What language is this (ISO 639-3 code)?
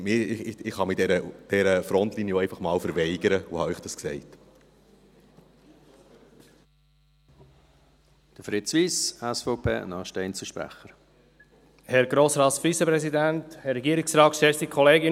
gsw